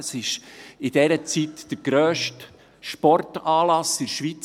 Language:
Swiss German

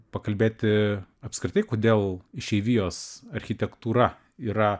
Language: Lithuanian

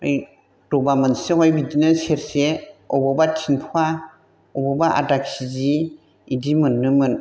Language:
Bodo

